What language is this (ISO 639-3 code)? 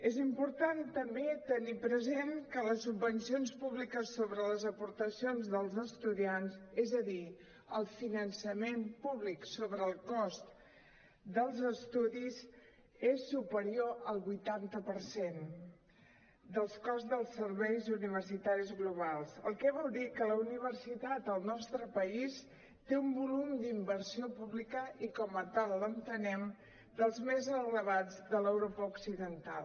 cat